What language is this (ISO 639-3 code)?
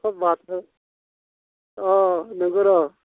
brx